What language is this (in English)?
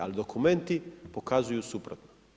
Croatian